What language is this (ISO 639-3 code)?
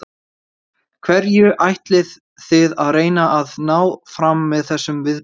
isl